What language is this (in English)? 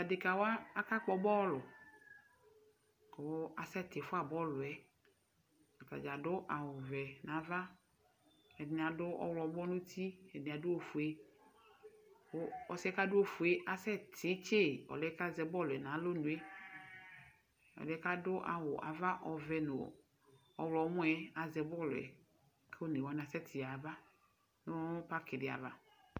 Ikposo